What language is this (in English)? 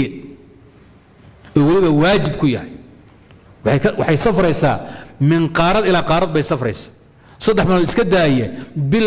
Arabic